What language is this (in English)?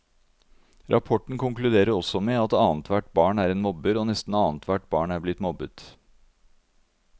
Norwegian